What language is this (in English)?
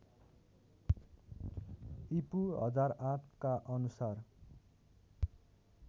Nepali